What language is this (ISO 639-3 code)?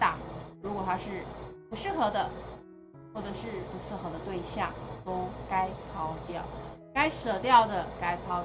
zho